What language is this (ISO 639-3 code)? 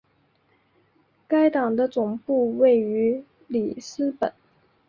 zho